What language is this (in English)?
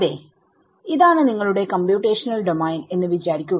Malayalam